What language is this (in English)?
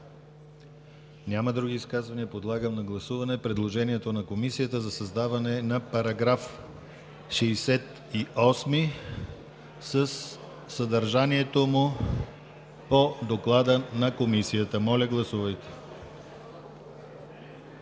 Bulgarian